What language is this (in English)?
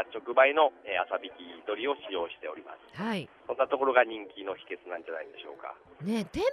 Japanese